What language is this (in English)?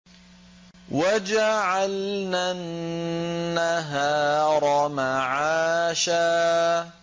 Arabic